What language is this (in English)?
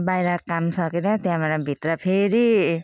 Nepali